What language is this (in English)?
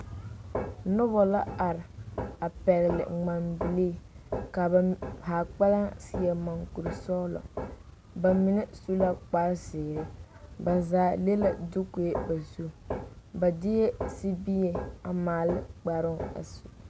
Southern Dagaare